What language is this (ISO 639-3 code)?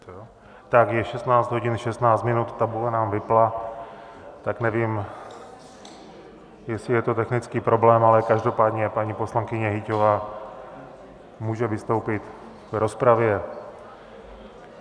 ces